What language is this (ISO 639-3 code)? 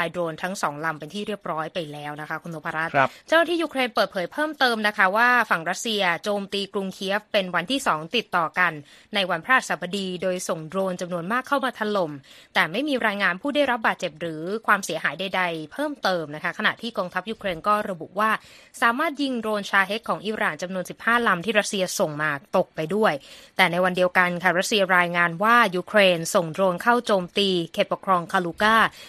tha